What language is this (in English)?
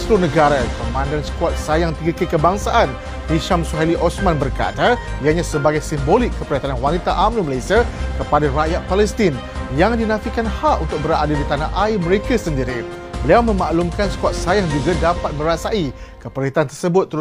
Malay